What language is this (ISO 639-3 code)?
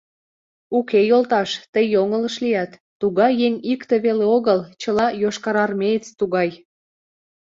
chm